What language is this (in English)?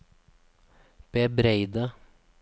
Norwegian